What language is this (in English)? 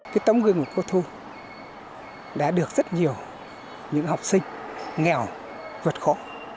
Vietnamese